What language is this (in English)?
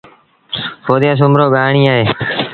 Sindhi Bhil